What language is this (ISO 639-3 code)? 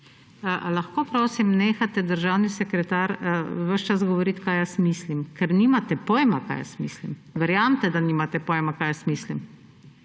slv